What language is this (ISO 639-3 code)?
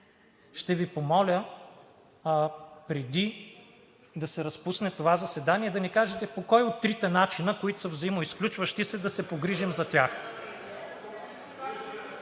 bul